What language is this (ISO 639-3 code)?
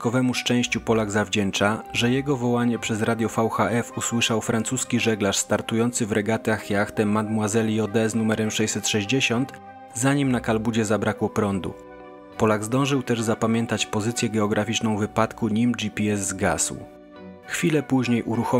pol